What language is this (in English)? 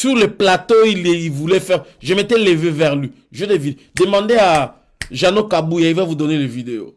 French